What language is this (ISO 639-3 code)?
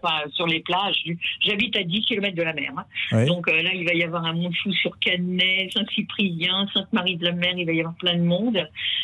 fra